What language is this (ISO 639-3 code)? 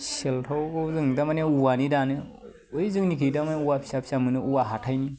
brx